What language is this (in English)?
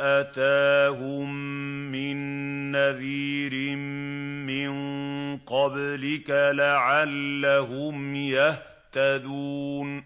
Arabic